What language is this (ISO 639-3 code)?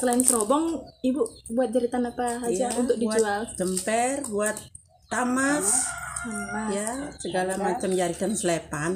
ind